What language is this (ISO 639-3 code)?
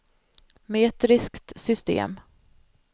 swe